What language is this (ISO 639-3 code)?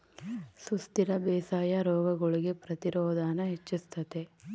kan